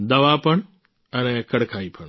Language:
Gujarati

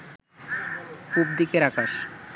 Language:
Bangla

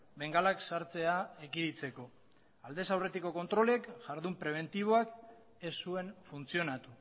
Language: Basque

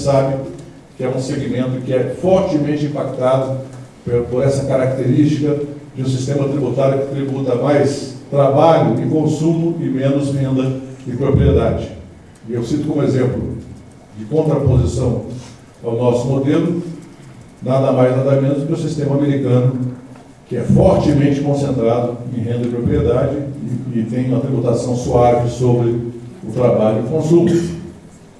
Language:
Portuguese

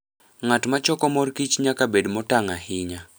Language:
Luo (Kenya and Tanzania)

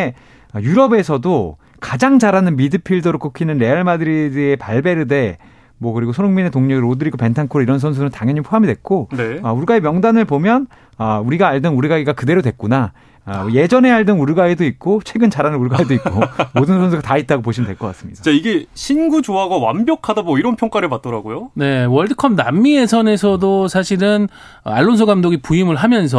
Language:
Korean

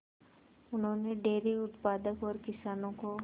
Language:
Hindi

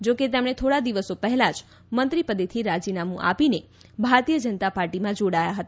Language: Gujarati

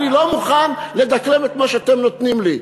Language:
Hebrew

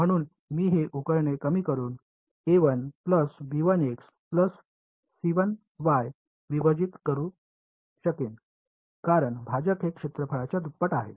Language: Marathi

